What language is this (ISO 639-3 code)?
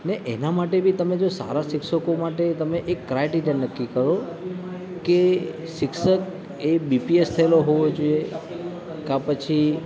guj